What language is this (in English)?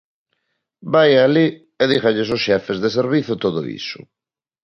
Galician